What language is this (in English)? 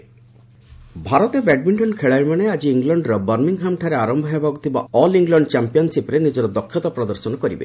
Odia